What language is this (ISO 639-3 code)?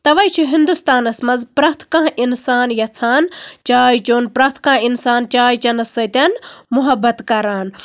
kas